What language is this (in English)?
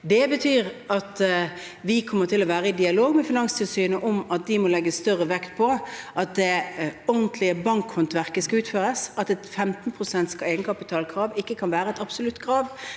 Norwegian